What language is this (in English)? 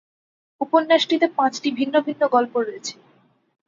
Bangla